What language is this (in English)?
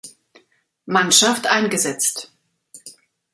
German